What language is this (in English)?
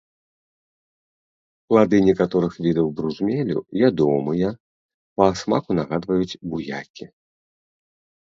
Belarusian